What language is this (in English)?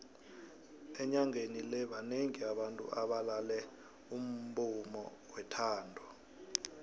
South Ndebele